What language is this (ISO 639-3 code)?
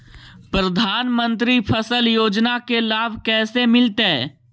mag